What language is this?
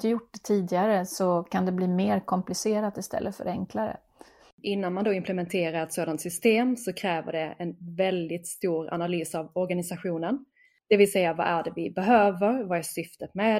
Swedish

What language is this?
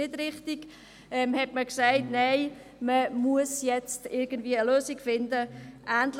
Swiss German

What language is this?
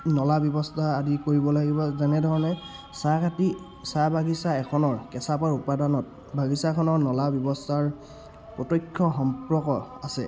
Assamese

